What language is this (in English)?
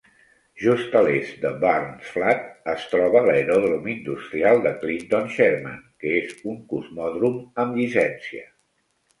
Catalan